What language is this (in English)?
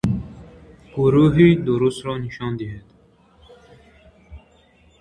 Tajik